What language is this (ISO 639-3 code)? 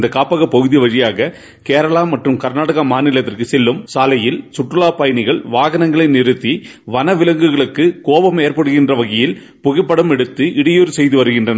tam